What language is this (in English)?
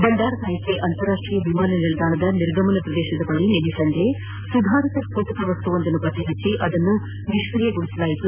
Kannada